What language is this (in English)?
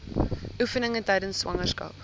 Afrikaans